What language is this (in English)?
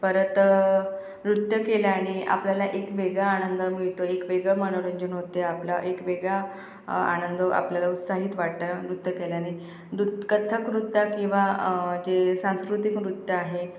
Marathi